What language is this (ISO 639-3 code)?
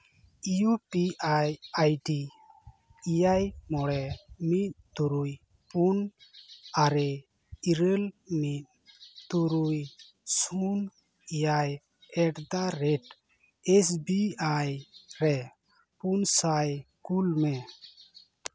sat